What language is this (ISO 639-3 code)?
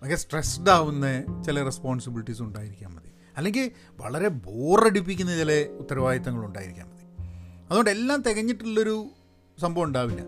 mal